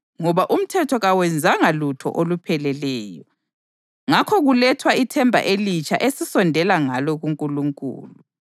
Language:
North Ndebele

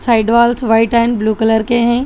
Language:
Hindi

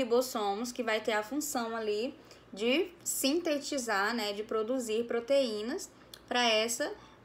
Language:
Portuguese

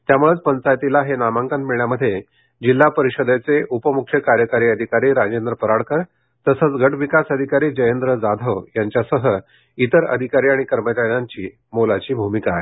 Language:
Marathi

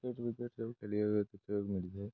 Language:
Odia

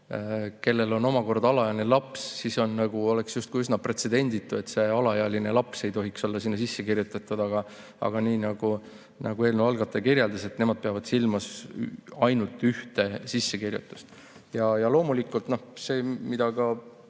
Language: Estonian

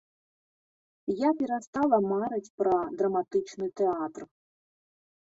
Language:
Belarusian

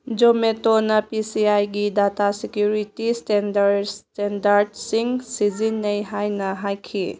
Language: Manipuri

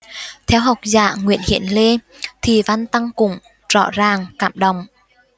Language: Vietnamese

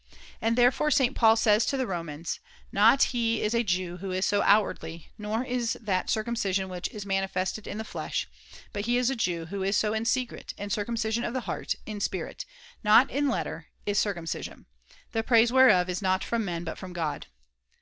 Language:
English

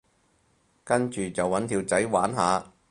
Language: Cantonese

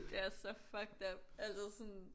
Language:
Danish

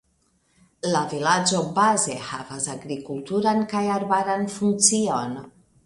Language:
Esperanto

